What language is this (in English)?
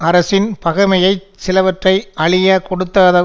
Tamil